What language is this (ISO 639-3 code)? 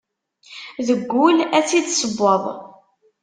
kab